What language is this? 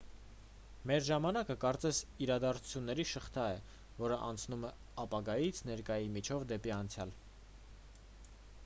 Armenian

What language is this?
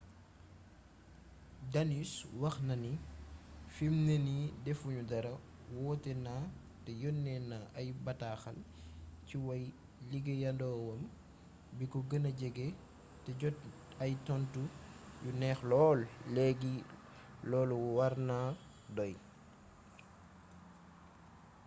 Wolof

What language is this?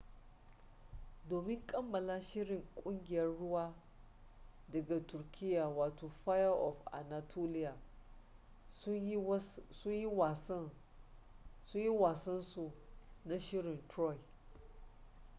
Hausa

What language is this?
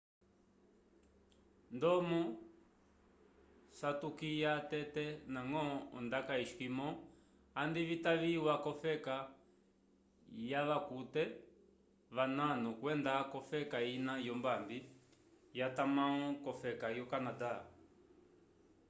Umbundu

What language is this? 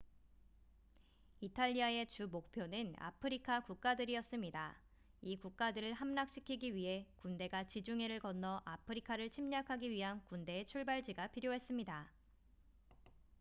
Korean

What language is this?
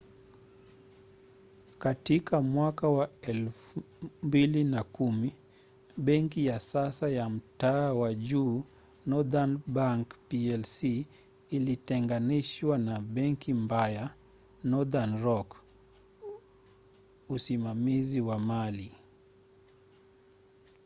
Swahili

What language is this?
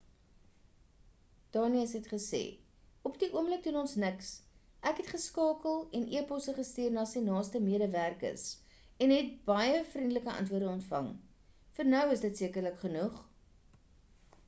Afrikaans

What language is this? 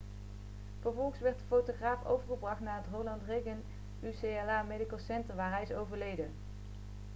Dutch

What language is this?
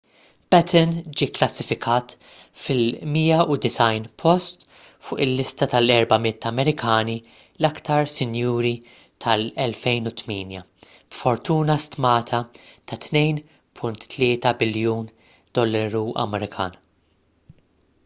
Maltese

